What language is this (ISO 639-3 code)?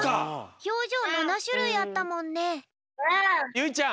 jpn